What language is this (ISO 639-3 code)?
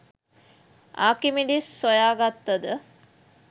sin